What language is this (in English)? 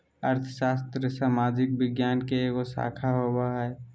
Magahi